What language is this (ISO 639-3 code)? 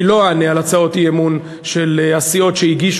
heb